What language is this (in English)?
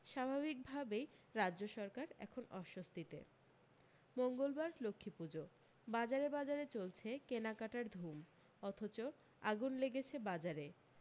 Bangla